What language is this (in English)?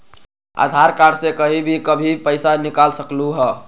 Magahi